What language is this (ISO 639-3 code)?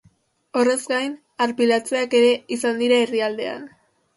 eus